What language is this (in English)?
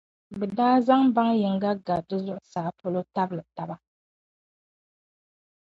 Dagbani